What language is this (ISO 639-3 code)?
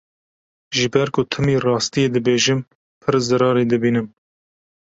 kur